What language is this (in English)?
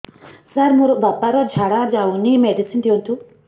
Odia